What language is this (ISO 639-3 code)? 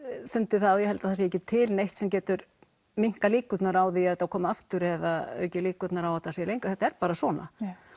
isl